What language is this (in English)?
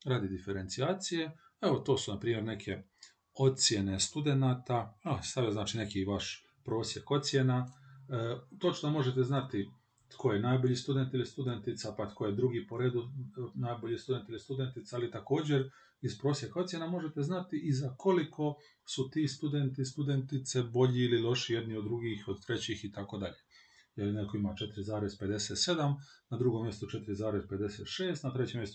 Croatian